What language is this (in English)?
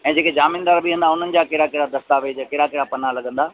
Sindhi